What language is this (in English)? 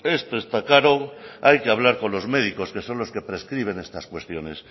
Spanish